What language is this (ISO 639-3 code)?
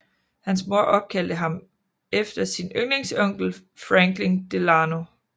dan